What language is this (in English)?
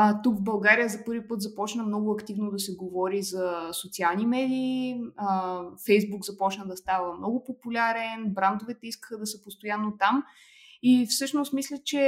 Bulgarian